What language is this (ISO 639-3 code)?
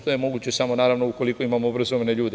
srp